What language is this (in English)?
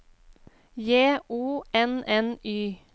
Norwegian